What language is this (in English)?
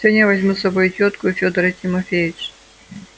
Russian